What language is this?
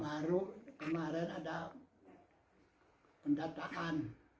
Indonesian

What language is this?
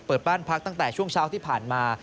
Thai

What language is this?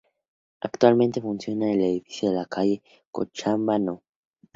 Spanish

